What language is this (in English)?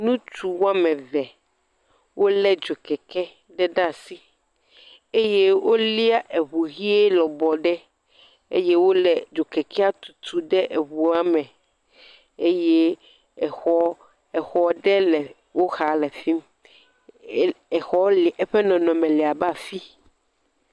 Ewe